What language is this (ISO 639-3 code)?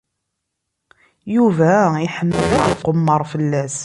kab